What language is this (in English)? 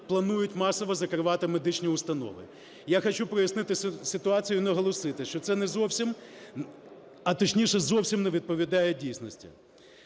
Ukrainian